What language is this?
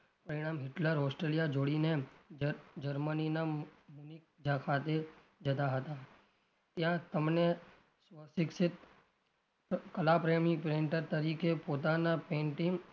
Gujarati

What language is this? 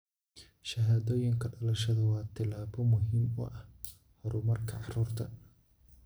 Somali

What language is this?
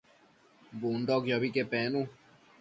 Matsés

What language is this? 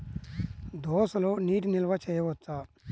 Telugu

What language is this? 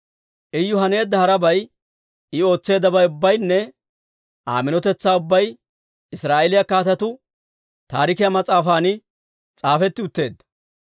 Dawro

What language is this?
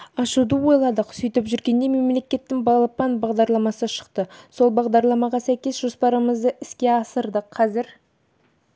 Kazakh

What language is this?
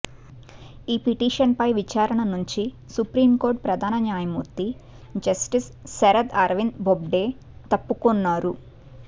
Telugu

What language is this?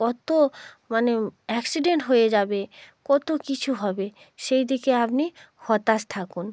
Bangla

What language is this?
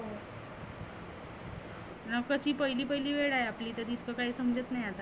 Marathi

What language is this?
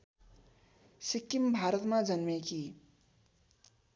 Nepali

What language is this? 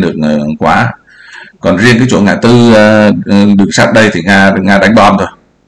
Vietnamese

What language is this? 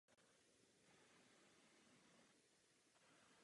Czech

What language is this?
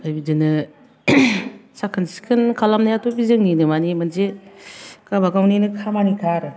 Bodo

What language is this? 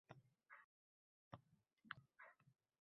Uzbek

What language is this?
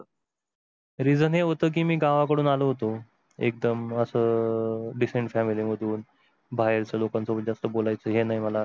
Marathi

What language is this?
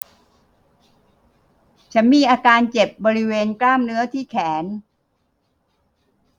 Thai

